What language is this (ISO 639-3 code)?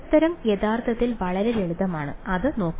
mal